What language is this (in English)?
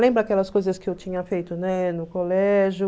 Portuguese